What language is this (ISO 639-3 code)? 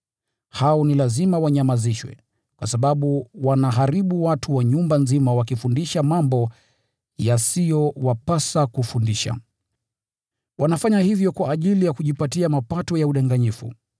swa